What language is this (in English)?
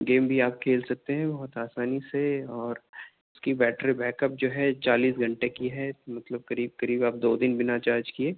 Urdu